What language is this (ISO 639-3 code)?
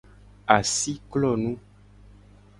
gej